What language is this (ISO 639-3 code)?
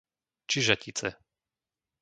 slk